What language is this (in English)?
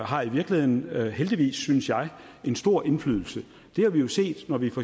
Danish